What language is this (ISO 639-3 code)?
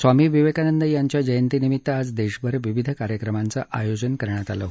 mar